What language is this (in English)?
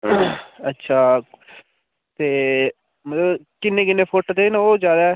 Dogri